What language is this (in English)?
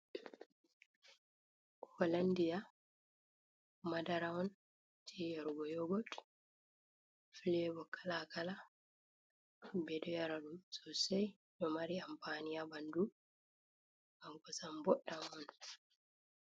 Fula